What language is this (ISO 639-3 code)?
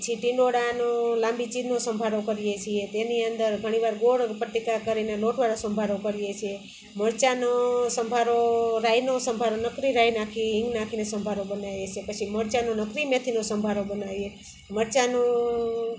guj